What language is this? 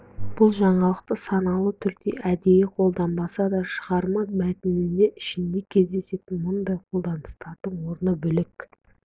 Kazakh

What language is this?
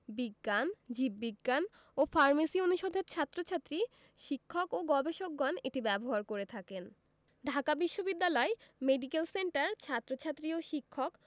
Bangla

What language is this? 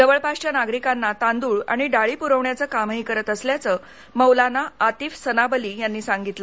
Marathi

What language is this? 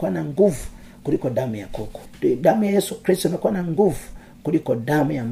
Swahili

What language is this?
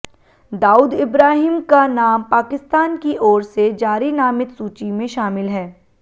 Hindi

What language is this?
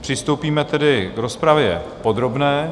Czech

